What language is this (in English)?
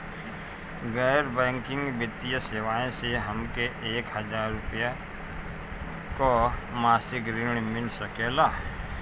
Bhojpuri